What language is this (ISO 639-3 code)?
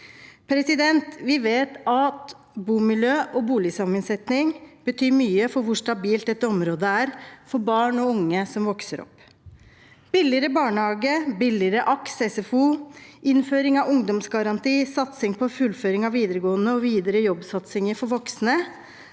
nor